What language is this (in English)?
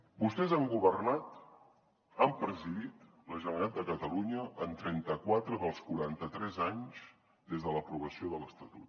Catalan